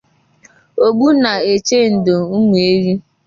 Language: Igbo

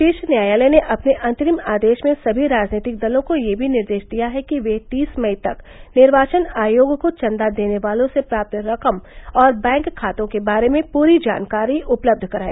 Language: Hindi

